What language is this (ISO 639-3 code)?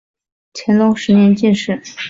zho